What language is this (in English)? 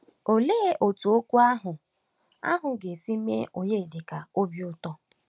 Igbo